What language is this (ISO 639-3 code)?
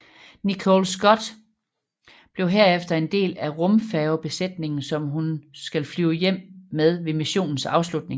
dan